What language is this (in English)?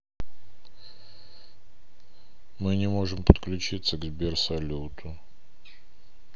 Russian